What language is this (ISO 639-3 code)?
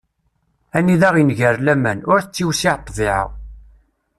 kab